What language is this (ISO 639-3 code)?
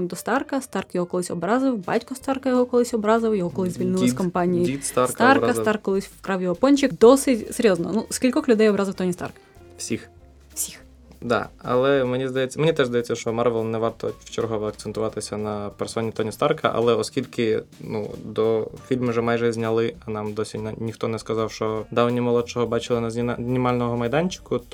ukr